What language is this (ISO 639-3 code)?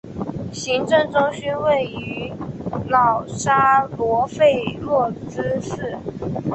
zho